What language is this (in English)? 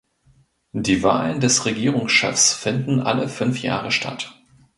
German